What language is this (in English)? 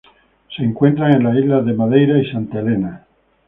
Spanish